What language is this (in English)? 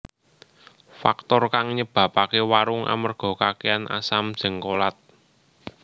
Javanese